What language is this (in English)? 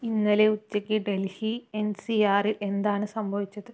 Malayalam